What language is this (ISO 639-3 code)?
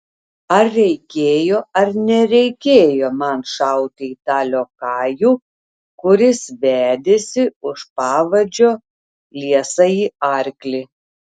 lit